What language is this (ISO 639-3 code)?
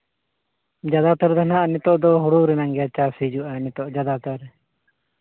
sat